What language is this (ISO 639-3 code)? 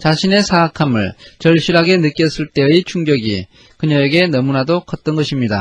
kor